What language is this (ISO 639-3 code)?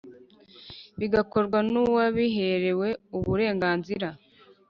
kin